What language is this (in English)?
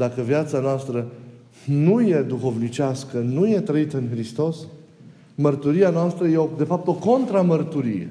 Romanian